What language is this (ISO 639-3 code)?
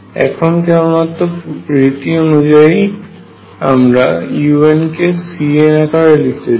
ben